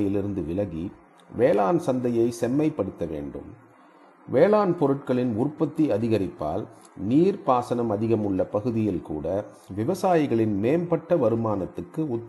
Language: Tamil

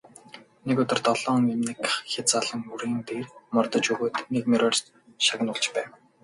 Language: Mongolian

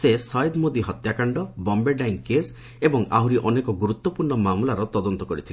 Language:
Odia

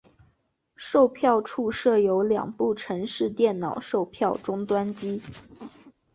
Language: Chinese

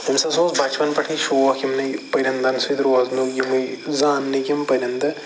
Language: Kashmiri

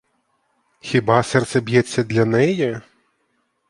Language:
Ukrainian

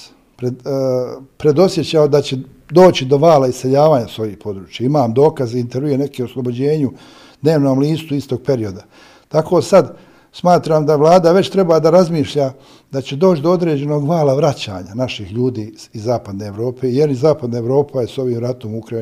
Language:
Croatian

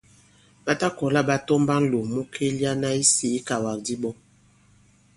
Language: Bankon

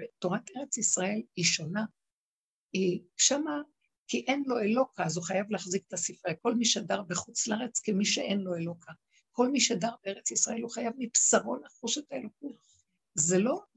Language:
Hebrew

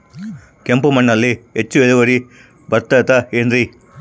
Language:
Kannada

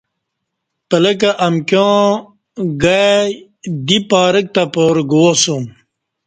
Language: Kati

